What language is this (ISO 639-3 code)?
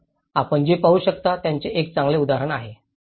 mar